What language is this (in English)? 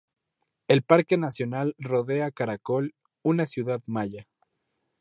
Spanish